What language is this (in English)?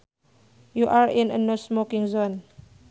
Sundanese